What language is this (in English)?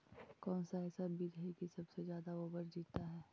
Magahi